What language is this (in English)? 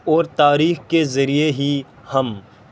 Urdu